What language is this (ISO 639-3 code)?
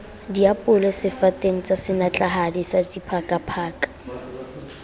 sot